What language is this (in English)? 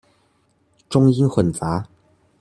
Chinese